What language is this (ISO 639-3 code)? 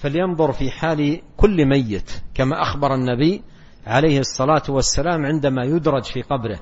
ara